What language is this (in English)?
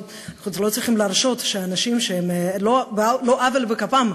Hebrew